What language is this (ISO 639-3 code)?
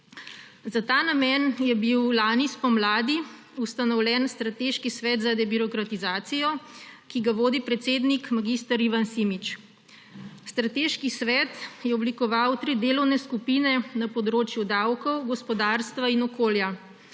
slv